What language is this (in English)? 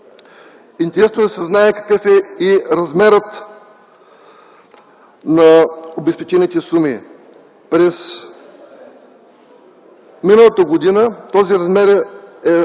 Bulgarian